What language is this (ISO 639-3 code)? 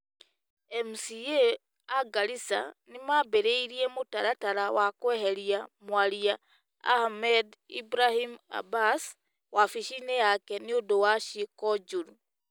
kik